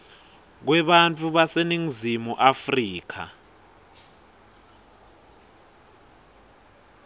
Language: Swati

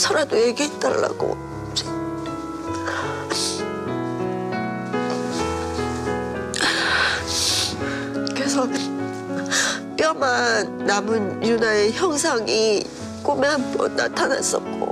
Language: Korean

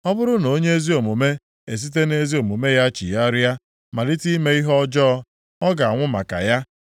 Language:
Igbo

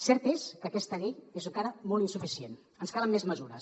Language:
Catalan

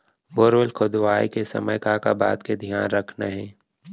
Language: Chhattisgarhi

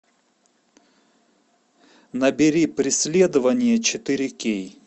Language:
Russian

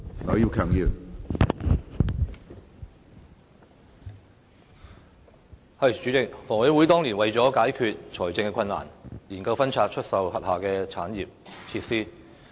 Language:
Cantonese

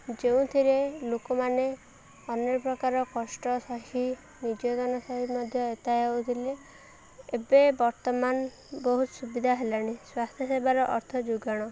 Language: Odia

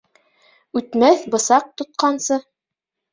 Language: Bashkir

